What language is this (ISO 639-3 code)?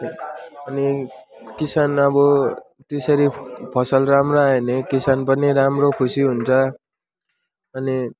nep